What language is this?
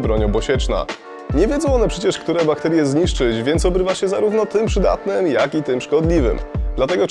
Polish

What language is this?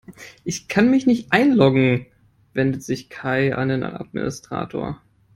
German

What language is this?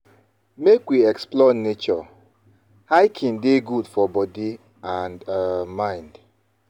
Nigerian Pidgin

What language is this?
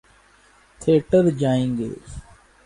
Urdu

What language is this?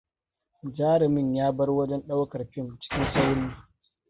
Hausa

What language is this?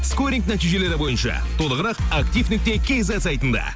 Kazakh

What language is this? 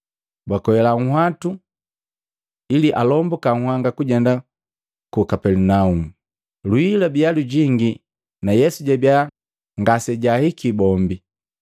Matengo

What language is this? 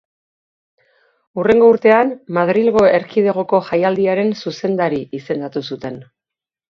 Basque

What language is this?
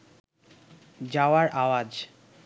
Bangla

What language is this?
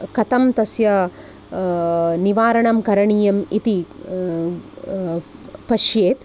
Sanskrit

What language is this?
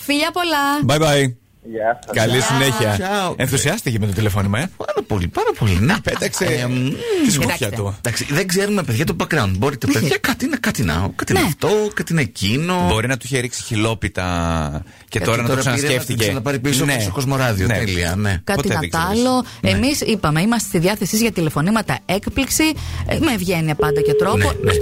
Greek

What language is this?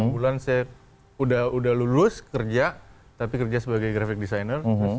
Indonesian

